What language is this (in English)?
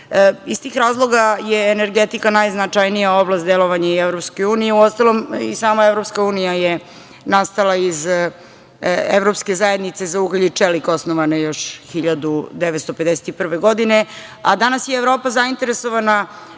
Serbian